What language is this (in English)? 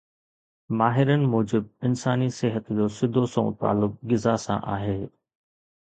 Sindhi